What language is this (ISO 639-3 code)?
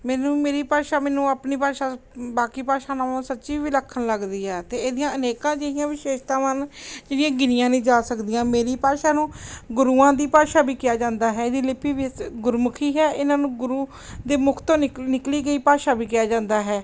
pan